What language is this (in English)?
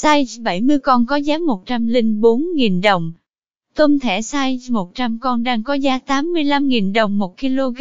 Vietnamese